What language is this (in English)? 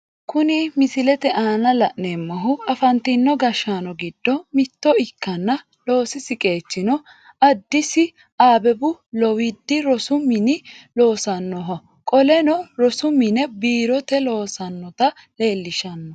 Sidamo